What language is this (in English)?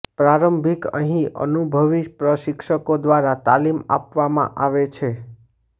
Gujarati